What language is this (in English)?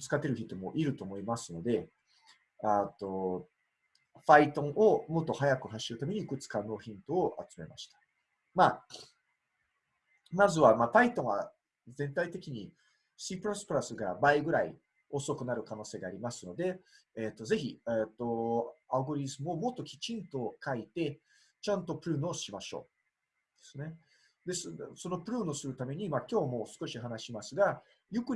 Japanese